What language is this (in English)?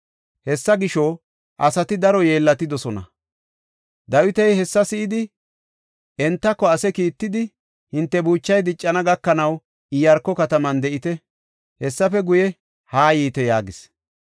Gofa